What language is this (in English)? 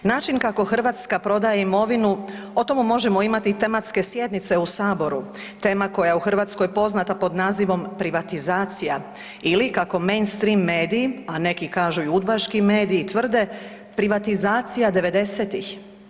Croatian